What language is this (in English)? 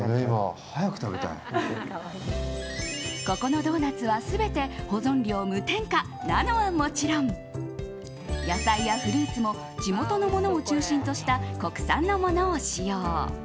Japanese